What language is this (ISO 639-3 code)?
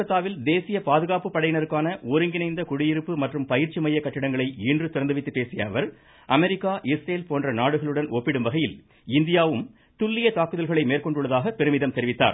tam